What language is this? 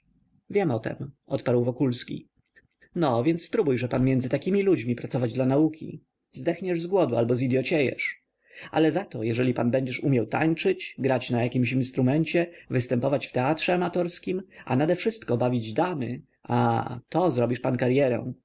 Polish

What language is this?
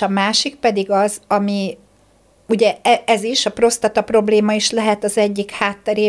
Hungarian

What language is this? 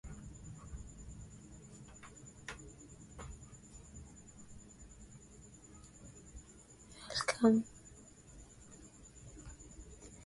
Swahili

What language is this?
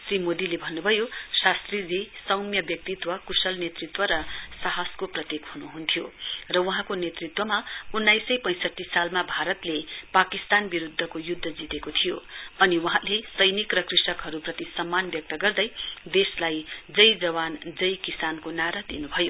Nepali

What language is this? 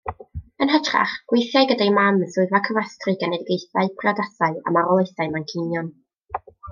Welsh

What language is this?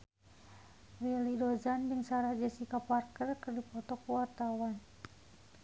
Sundanese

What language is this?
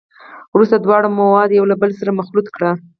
Pashto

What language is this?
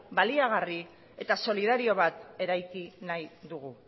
Basque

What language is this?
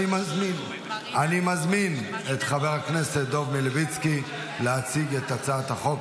Hebrew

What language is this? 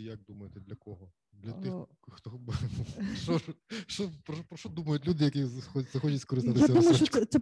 Ukrainian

